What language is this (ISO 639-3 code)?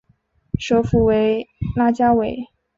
zho